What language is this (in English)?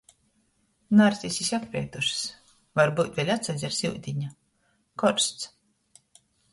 Latgalian